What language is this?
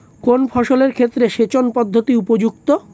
Bangla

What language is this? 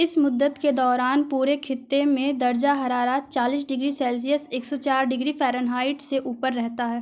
Urdu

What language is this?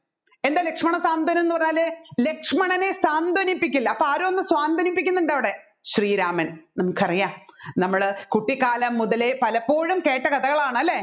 Malayalam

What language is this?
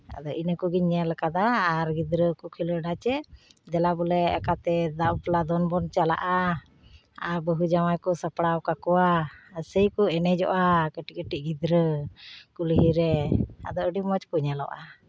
Santali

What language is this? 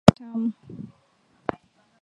Swahili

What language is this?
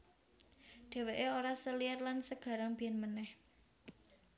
Javanese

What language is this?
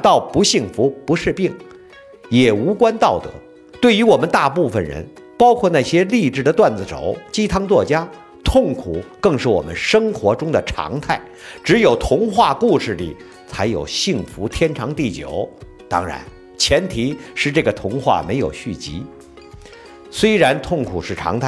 Chinese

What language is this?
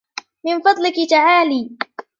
Arabic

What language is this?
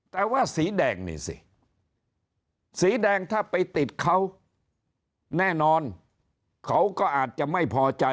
Thai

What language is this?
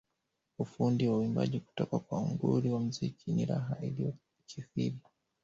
Swahili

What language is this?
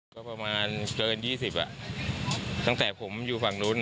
Thai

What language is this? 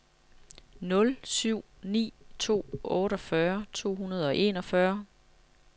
Danish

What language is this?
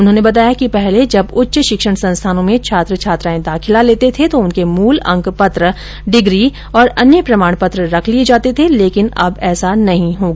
Hindi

